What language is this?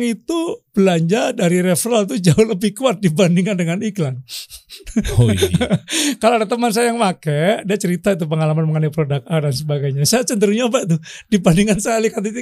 Indonesian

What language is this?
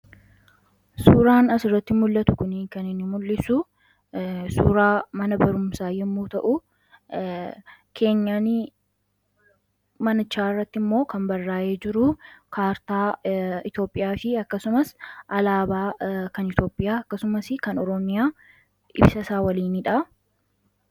Oromo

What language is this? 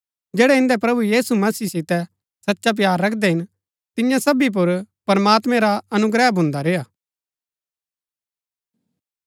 Gaddi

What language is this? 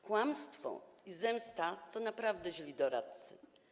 Polish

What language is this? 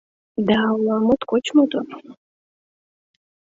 Mari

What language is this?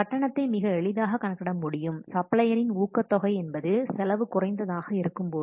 Tamil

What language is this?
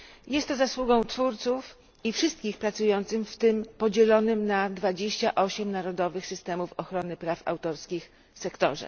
Polish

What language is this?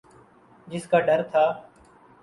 Urdu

